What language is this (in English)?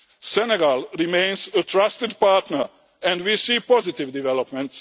English